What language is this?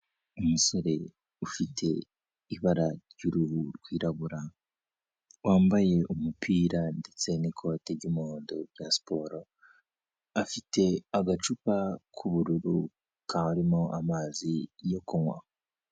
Kinyarwanda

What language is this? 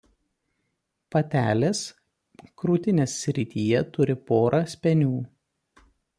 Lithuanian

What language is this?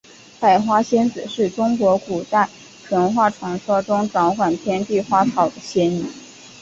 Chinese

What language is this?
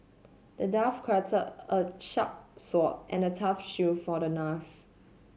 English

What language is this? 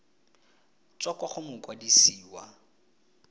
Tswana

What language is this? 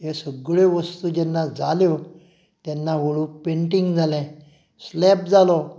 Konkani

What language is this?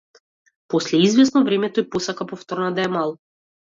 Macedonian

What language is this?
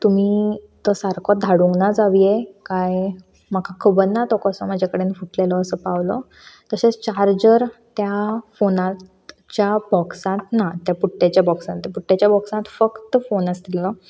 Konkani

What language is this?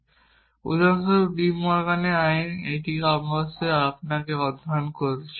Bangla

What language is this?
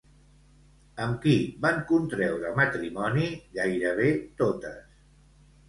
Catalan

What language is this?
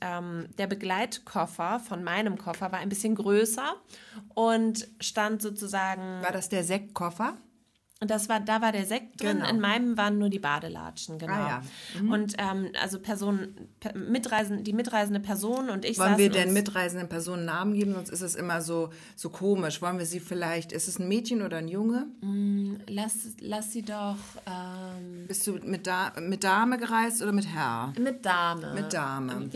German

